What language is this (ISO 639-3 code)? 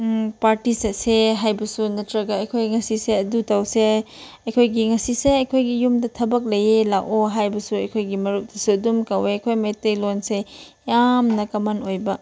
mni